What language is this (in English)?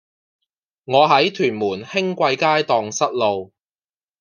Cantonese